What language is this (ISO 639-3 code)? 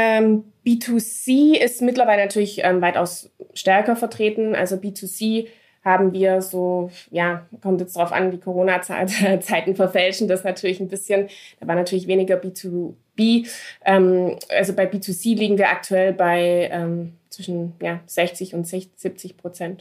deu